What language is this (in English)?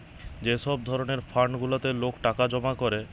Bangla